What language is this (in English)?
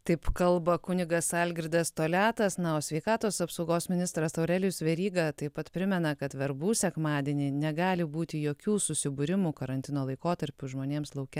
Lithuanian